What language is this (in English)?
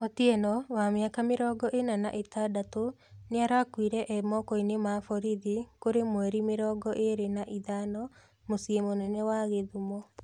Kikuyu